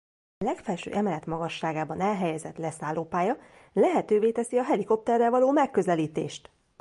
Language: Hungarian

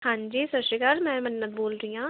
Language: Punjabi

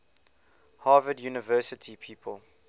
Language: English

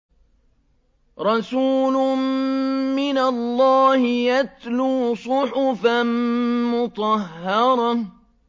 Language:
Arabic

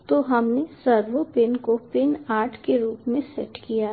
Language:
Hindi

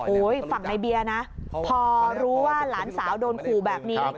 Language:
Thai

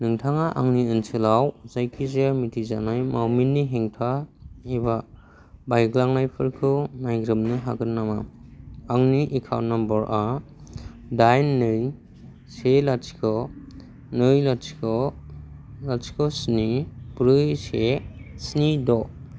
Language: Bodo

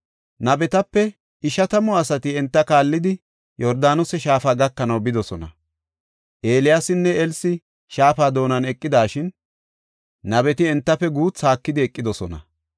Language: Gofa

